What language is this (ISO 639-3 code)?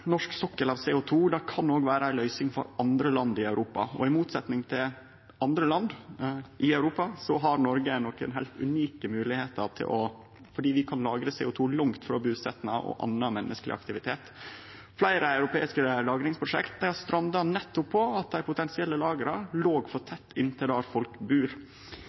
nno